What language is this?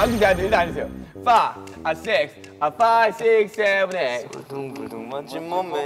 Korean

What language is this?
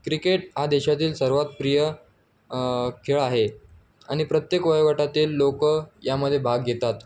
Marathi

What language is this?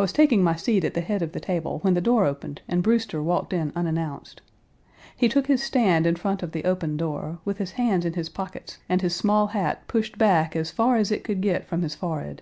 English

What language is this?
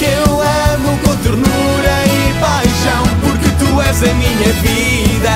Portuguese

